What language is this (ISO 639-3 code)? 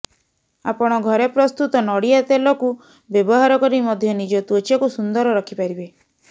ori